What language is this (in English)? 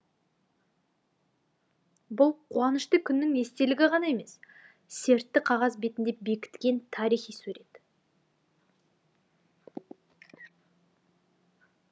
Kazakh